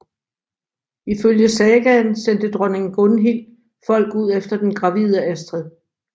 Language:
Danish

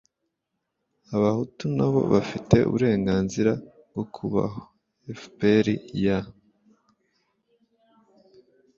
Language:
Kinyarwanda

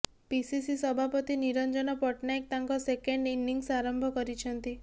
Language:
Odia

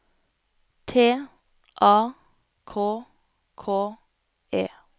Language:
Norwegian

